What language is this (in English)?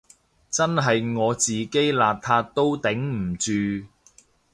Cantonese